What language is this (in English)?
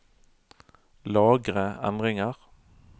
Norwegian